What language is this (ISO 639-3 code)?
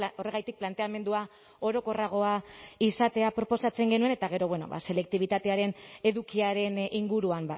eus